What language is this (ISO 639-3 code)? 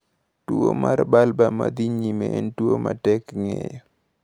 luo